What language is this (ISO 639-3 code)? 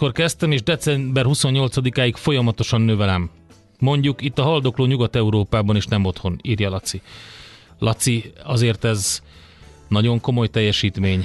hun